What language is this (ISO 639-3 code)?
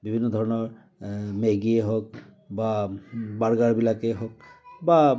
asm